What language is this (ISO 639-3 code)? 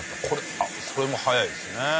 jpn